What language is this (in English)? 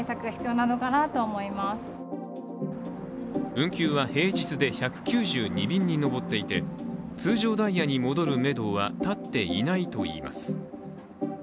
Japanese